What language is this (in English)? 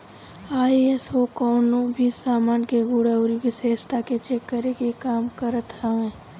Bhojpuri